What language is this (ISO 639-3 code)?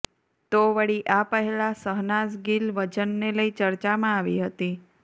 guj